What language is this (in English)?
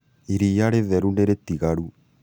Kikuyu